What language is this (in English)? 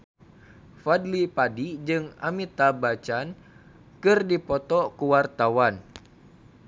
Sundanese